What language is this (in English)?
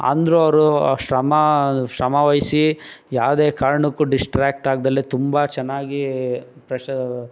Kannada